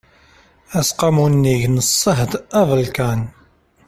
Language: Kabyle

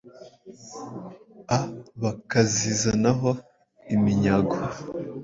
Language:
Kinyarwanda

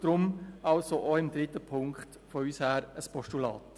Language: Swiss German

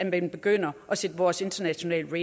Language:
Danish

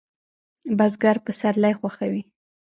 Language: Pashto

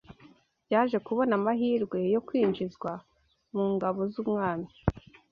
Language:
Kinyarwanda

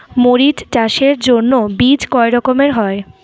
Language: Bangla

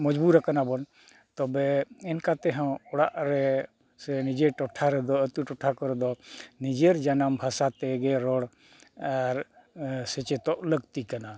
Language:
Santali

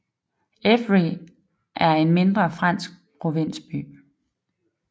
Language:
Danish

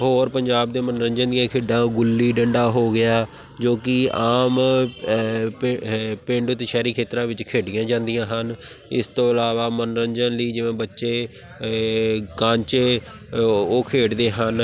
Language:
Punjabi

